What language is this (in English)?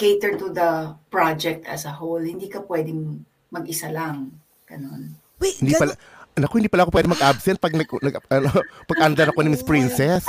Filipino